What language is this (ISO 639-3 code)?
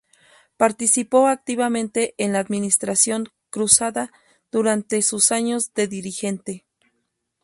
spa